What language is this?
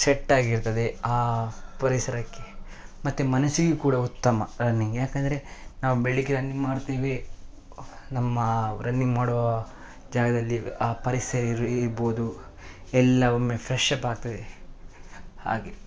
Kannada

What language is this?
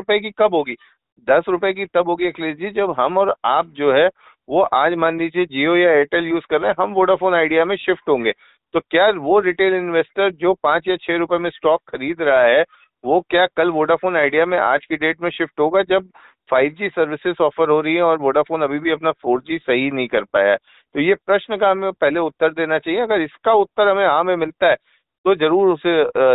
Hindi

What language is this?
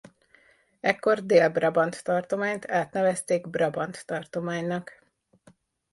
Hungarian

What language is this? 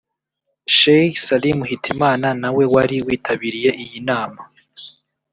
Kinyarwanda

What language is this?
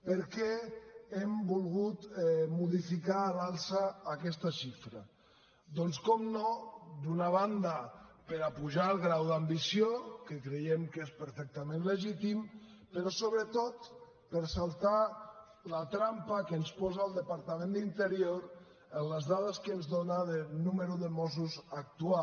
Catalan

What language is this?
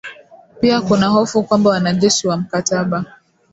Swahili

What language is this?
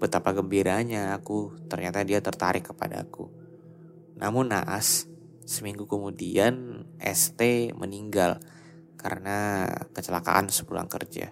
Indonesian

